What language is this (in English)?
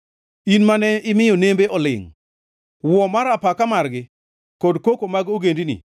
Luo (Kenya and Tanzania)